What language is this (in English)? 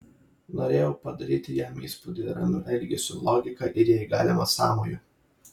Lithuanian